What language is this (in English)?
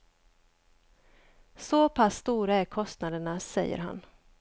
Swedish